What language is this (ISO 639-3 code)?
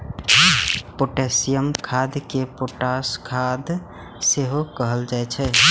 mai